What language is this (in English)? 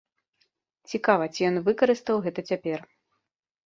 Belarusian